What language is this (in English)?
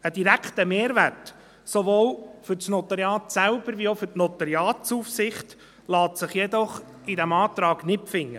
Swiss German